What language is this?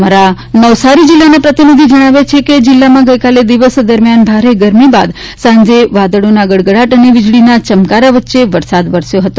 Gujarati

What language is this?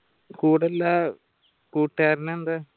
Malayalam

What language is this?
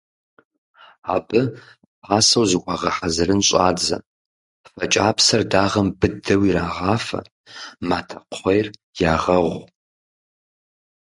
Kabardian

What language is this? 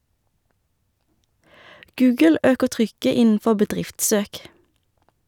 Norwegian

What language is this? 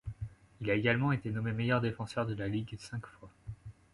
French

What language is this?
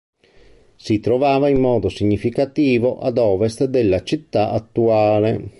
Italian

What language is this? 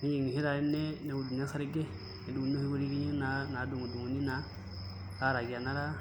Masai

